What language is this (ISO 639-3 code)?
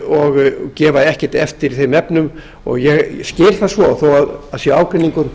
isl